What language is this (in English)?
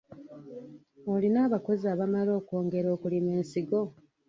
Ganda